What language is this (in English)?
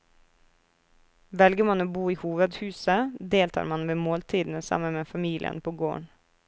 Norwegian